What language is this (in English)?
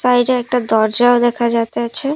Bangla